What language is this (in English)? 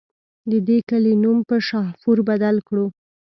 Pashto